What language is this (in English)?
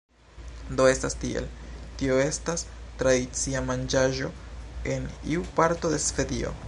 Esperanto